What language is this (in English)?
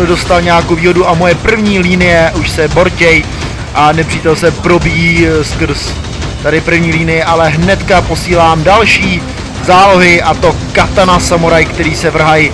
Czech